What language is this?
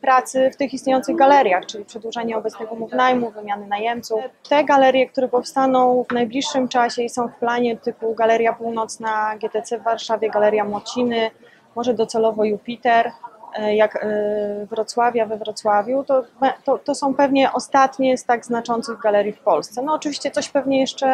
Polish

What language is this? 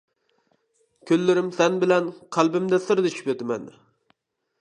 Uyghur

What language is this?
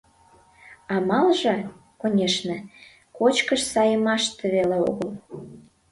Mari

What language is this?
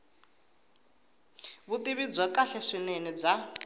Tsonga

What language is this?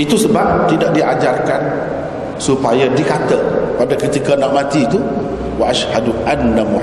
Malay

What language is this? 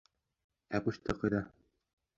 Bashkir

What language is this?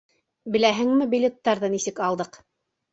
Bashkir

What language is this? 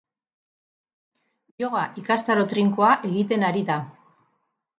Basque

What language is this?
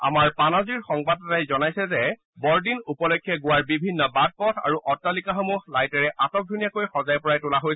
Assamese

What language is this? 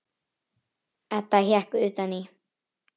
Icelandic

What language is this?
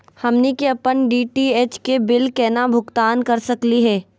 Magahi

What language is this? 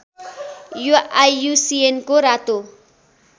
Nepali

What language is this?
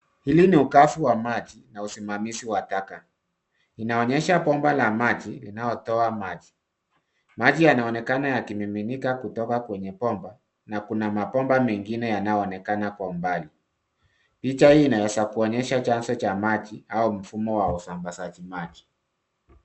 Swahili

